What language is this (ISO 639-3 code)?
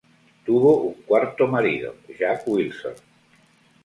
spa